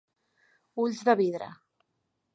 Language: Catalan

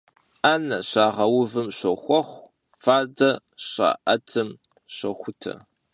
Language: Kabardian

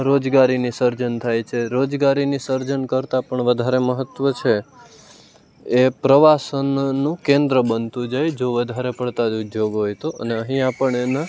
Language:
Gujarati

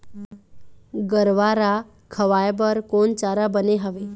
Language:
Chhattisgarhi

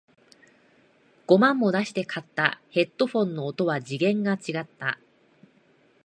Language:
Japanese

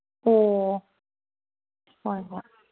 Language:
Manipuri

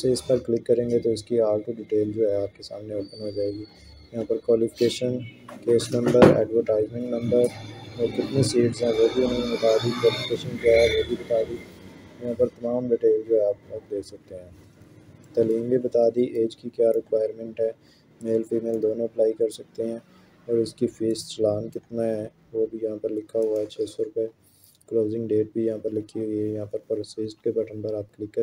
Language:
Hindi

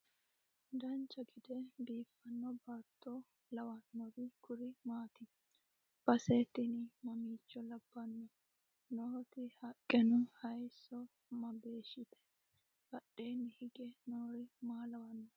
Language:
Sidamo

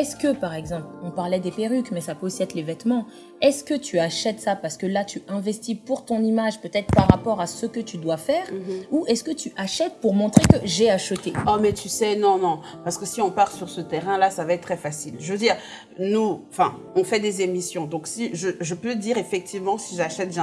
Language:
French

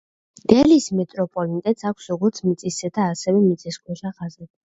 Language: Georgian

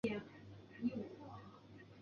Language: Chinese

